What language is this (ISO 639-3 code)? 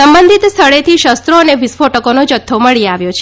guj